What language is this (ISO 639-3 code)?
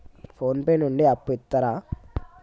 tel